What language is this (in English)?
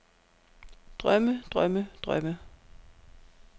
Danish